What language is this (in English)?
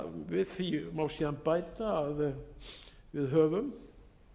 Icelandic